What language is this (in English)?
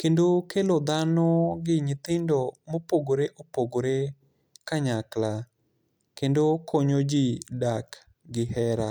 Luo (Kenya and Tanzania)